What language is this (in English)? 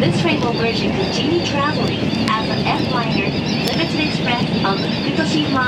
Japanese